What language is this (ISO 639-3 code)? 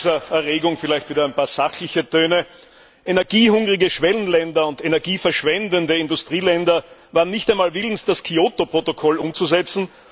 deu